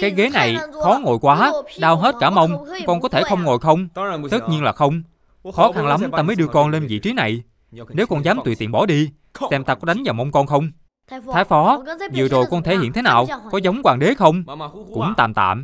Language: Vietnamese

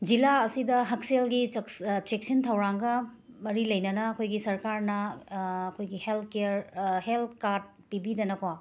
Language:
Manipuri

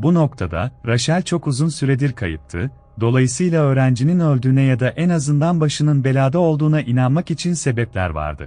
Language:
Turkish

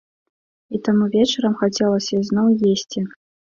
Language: Belarusian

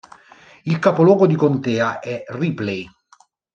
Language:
Italian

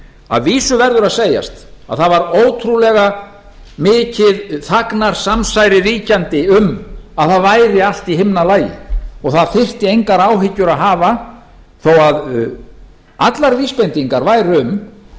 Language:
Icelandic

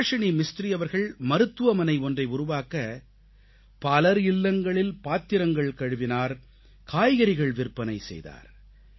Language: Tamil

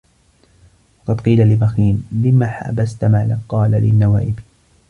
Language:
Arabic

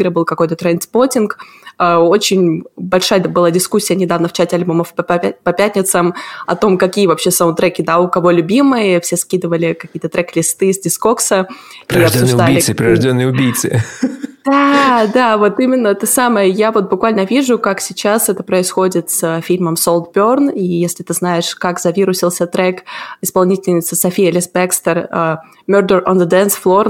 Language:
Russian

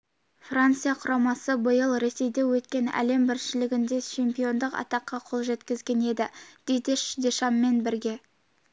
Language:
Kazakh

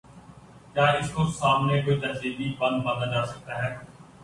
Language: Urdu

